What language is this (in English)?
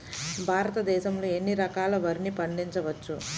Telugu